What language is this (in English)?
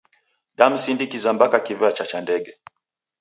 Taita